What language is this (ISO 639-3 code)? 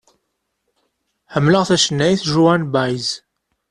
kab